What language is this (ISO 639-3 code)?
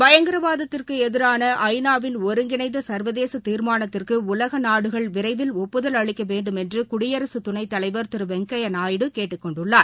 tam